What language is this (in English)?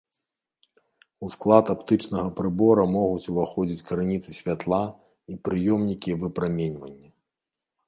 Belarusian